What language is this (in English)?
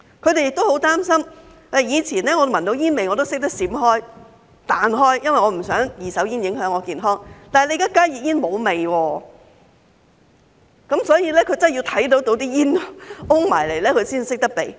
Cantonese